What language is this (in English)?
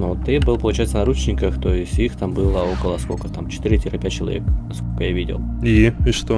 Russian